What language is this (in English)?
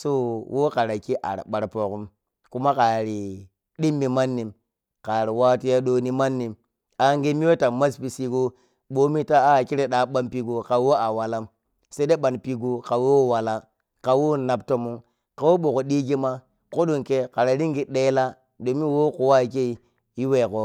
Piya-Kwonci